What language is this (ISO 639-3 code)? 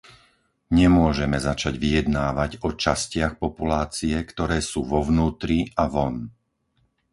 slk